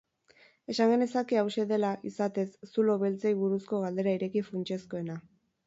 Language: Basque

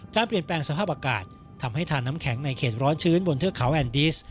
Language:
Thai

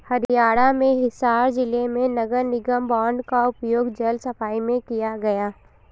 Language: Hindi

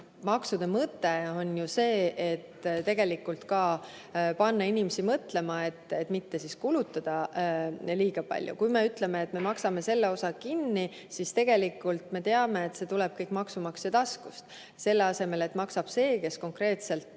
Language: Estonian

